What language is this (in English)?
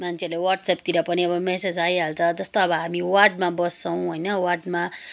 Nepali